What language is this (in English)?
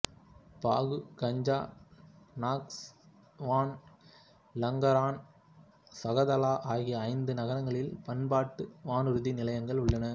Tamil